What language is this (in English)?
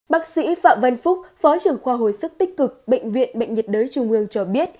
Vietnamese